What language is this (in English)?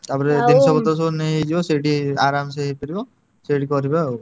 Odia